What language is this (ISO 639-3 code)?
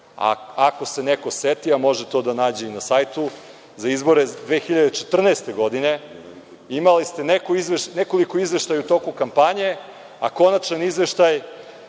srp